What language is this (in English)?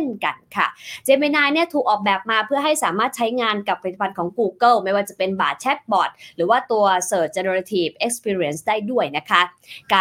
Thai